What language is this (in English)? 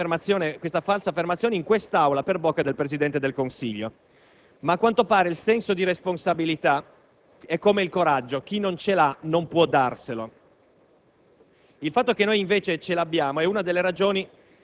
Italian